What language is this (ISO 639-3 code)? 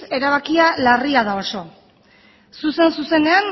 eus